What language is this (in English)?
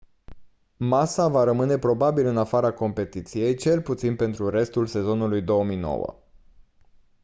Romanian